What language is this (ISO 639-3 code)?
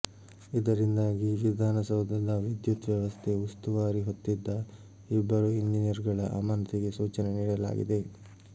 kan